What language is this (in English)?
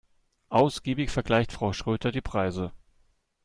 German